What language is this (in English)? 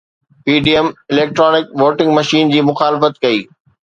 Sindhi